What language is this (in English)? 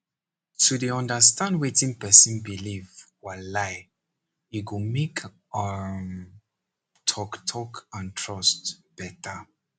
Nigerian Pidgin